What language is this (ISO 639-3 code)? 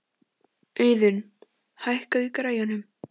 isl